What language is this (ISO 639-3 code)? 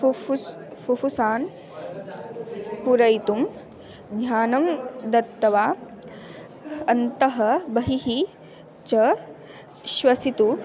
san